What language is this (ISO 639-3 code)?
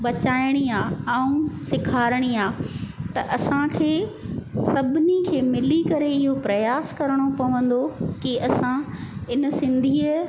snd